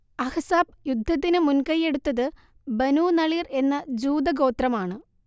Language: Malayalam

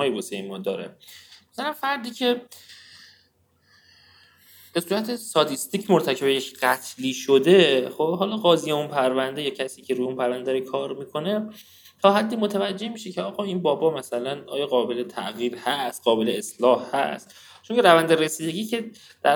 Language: Persian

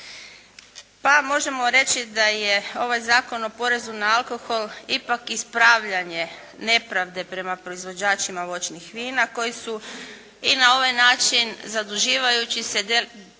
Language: Croatian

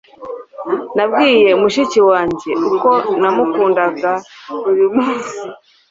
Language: Kinyarwanda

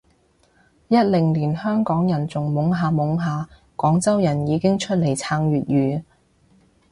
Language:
Cantonese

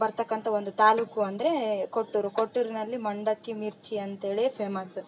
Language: Kannada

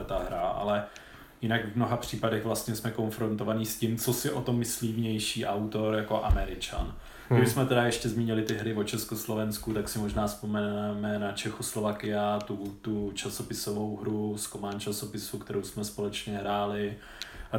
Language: Czech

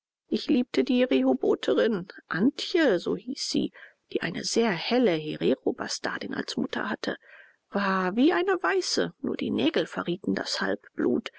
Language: German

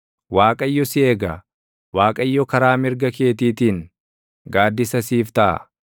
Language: Oromo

